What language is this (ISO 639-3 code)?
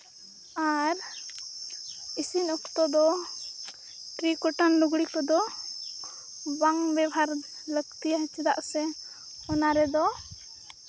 sat